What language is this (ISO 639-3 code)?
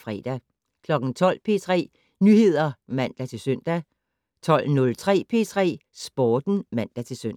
dan